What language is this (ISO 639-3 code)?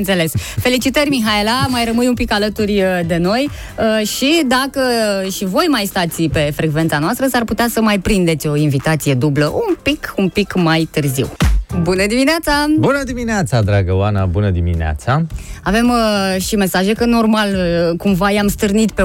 ron